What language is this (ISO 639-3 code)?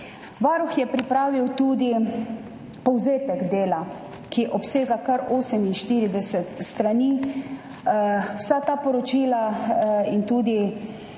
slv